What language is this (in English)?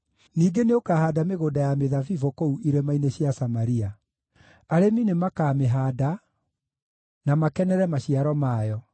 Kikuyu